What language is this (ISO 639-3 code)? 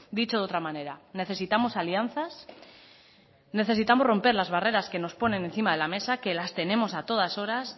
spa